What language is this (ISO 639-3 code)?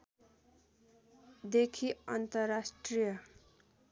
nep